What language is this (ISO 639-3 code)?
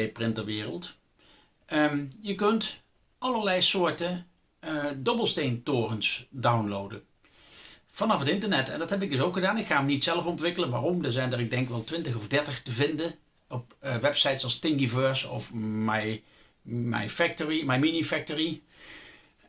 nld